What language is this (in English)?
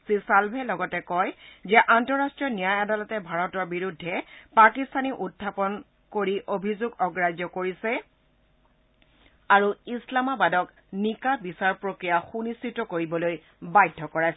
Assamese